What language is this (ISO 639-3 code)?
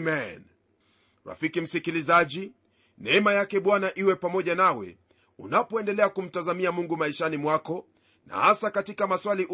swa